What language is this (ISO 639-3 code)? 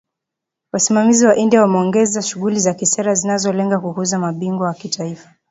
swa